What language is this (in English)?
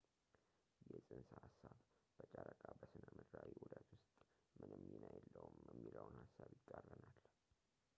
Amharic